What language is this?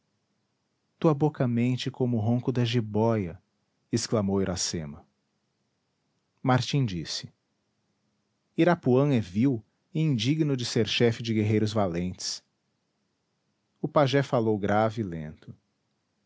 Portuguese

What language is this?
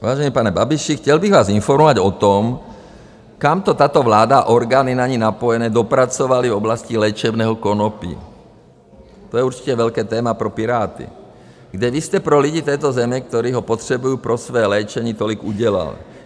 Czech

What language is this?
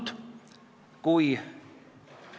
Estonian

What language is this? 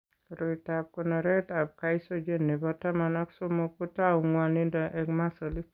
Kalenjin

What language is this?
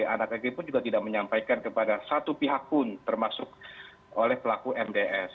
Indonesian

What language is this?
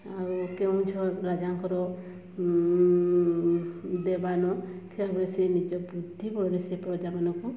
Odia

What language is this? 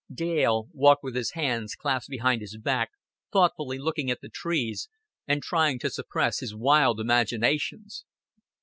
English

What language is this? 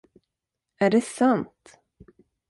Swedish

